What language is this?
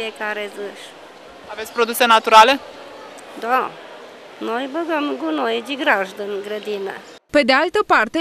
Romanian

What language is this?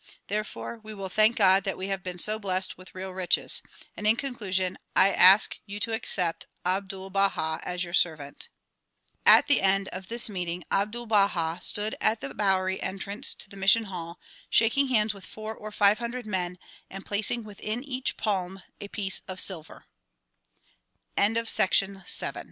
English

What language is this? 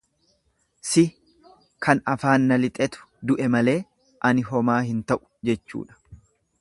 Oromo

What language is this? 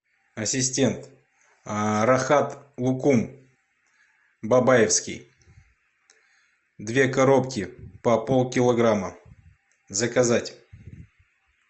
Russian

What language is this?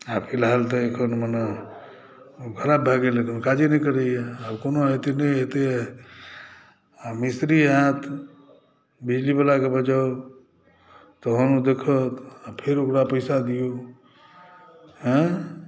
Maithili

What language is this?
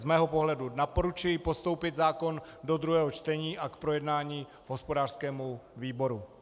Czech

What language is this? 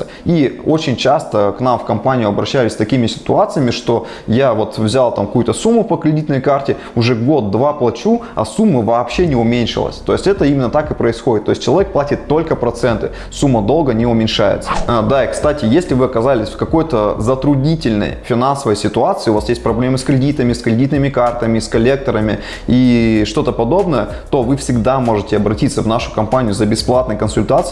Russian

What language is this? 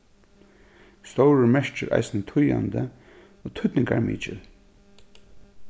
Faroese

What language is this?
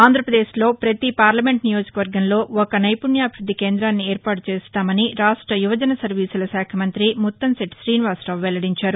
Telugu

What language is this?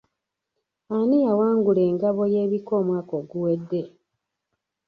Ganda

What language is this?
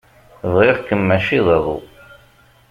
Kabyle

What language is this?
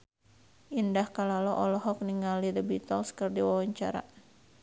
Sundanese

